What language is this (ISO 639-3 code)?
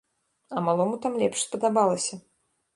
bel